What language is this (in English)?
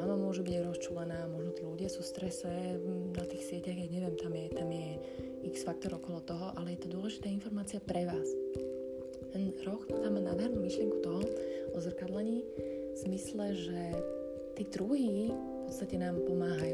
Slovak